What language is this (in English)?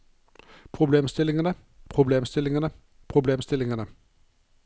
Norwegian